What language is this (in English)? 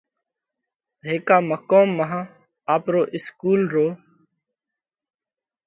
Parkari Koli